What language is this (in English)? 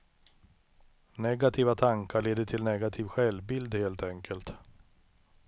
Swedish